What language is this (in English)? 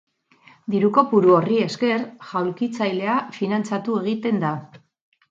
Basque